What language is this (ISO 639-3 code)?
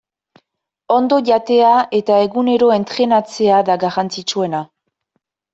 eus